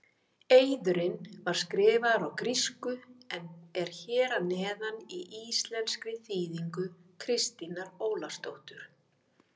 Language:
Icelandic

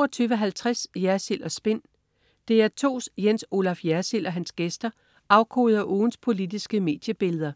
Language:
Danish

